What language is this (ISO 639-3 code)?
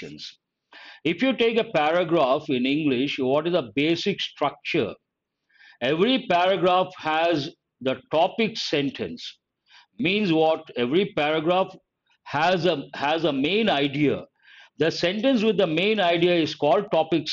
eng